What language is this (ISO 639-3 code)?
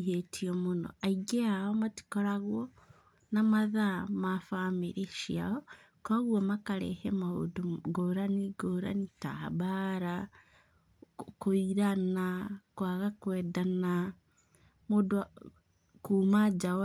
kik